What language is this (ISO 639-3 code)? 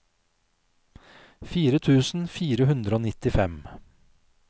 nor